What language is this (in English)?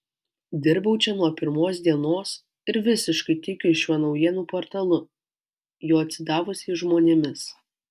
Lithuanian